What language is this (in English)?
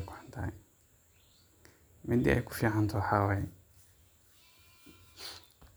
Somali